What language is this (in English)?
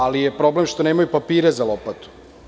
Serbian